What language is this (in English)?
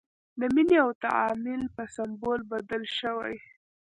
Pashto